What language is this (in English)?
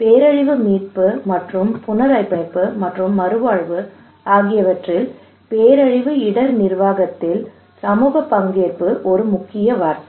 Tamil